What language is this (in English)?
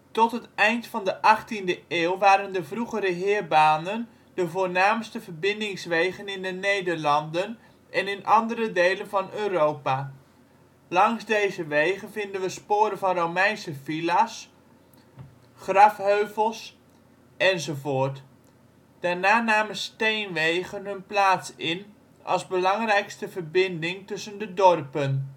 Dutch